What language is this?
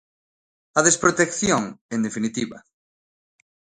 Galician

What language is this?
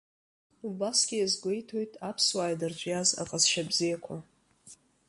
Abkhazian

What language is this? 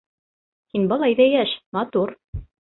Bashkir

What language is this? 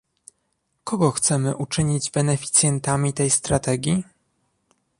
Polish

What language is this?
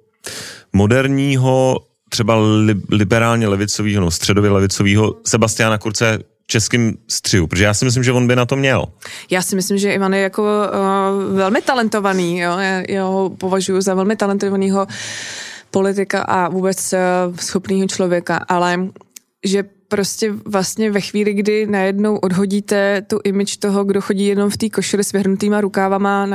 Czech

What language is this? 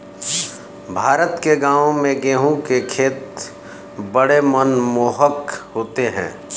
Hindi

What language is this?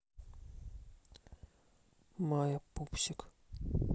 Russian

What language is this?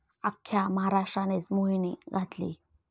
Marathi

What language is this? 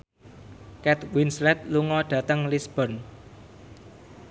Javanese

